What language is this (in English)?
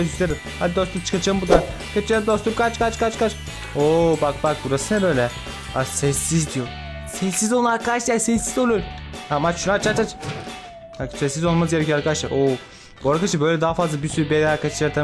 Turkish